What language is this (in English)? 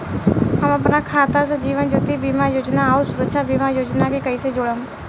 Bhojpuri